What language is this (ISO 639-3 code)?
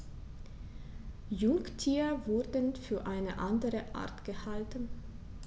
deu